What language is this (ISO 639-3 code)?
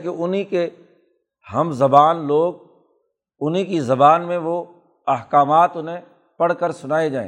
urd